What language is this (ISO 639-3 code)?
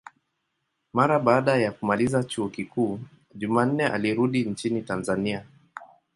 swa